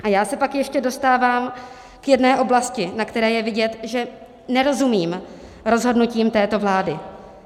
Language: Czech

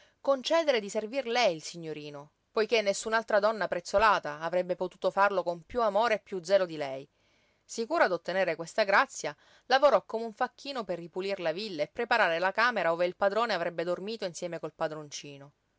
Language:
Italian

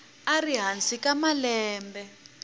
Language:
Tsonga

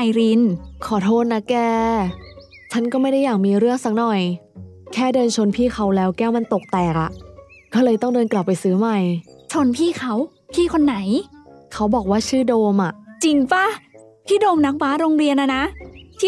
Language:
Thai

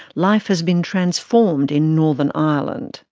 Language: English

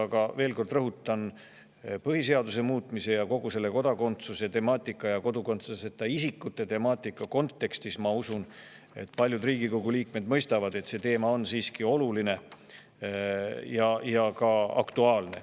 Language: Estonian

